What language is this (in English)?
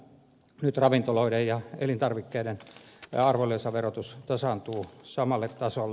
Finnish